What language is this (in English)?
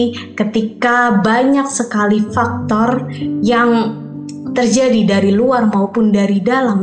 Indonesian